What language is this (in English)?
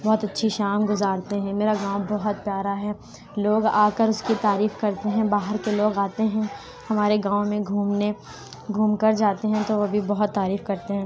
Urdu